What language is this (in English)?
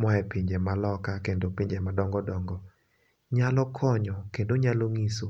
Luo (Kenya and Tanzania)